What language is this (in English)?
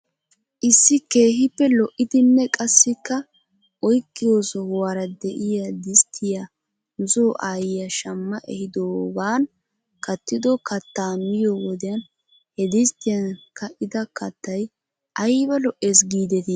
Wolaytta